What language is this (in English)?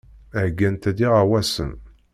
Kabyle